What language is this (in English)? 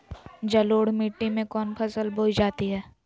Magahi